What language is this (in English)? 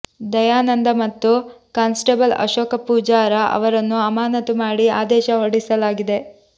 Kannada